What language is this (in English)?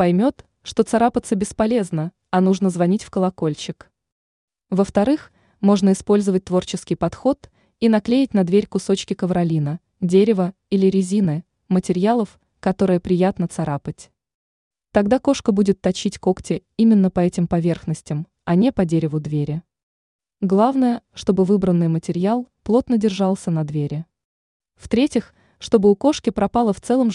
Russian